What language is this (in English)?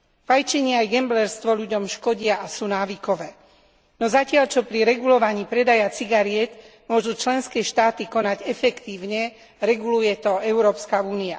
Slovak